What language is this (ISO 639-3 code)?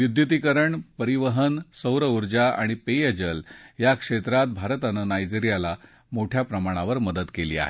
mar